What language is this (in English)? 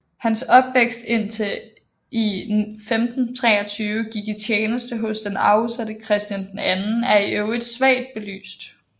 Danish